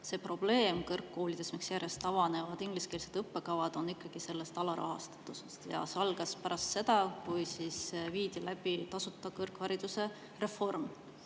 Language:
Estonian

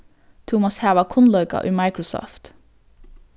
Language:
Faroese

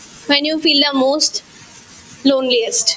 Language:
Assamese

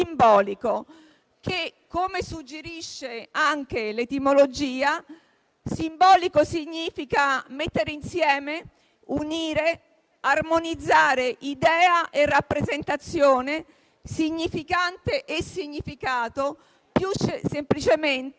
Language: Italian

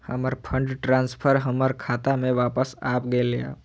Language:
Maithili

